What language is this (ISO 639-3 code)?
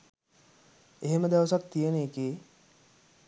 sin